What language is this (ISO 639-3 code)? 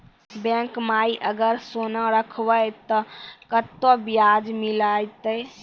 mai